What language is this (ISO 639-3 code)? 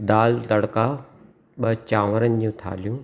snd